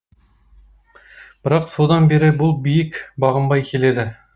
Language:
Kazakh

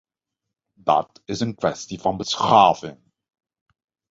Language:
Dutch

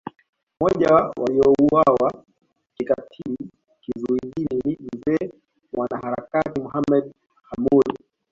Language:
Swahili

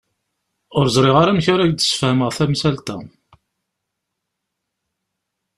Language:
Kabyle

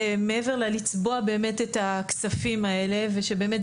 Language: Hebrew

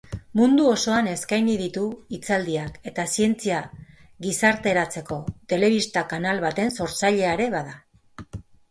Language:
Basque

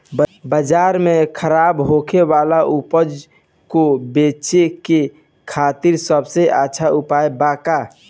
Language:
Bhojpuri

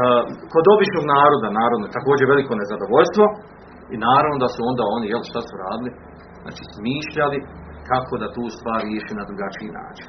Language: Croatian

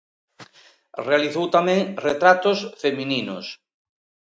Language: Galician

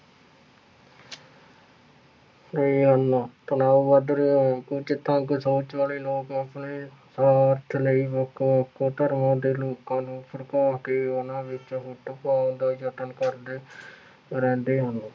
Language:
Punjabi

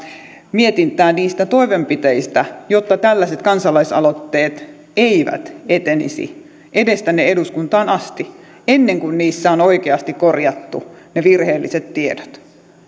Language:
Finnish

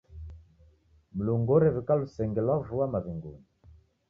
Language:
Taita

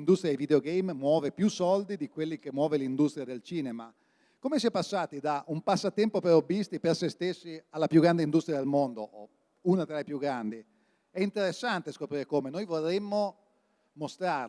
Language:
Italian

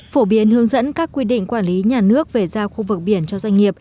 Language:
Vietnamese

